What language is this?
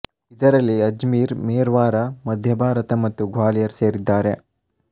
Kannada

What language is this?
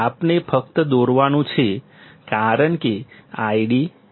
Gujarati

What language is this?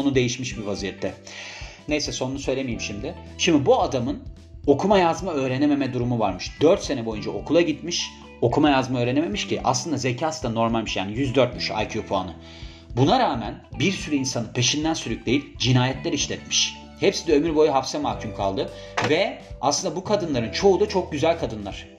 Turkish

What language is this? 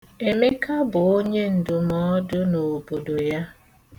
Igbo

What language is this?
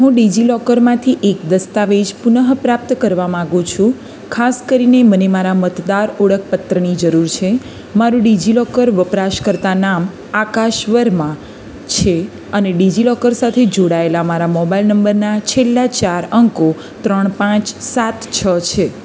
Gujarati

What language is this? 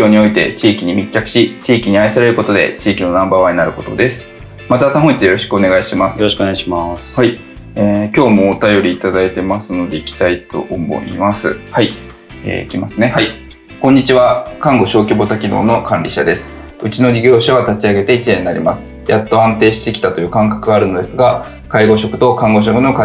Japanese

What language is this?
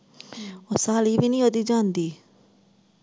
Punjabi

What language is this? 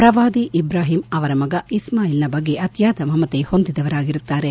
Kannada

